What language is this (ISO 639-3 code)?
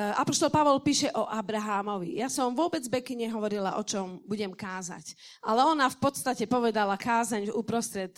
slk